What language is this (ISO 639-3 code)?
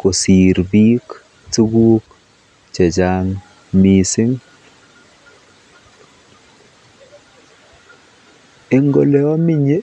kln